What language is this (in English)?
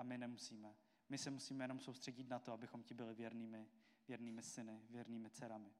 Czech